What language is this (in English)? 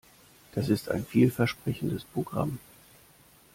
German